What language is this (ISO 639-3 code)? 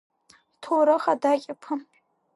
abk